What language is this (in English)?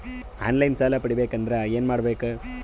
Kannada